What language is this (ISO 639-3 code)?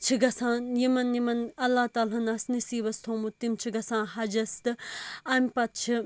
kas